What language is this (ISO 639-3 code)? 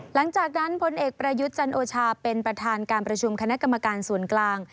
tha